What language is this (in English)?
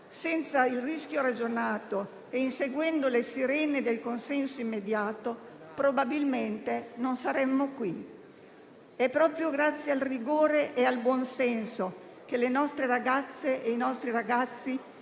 Italian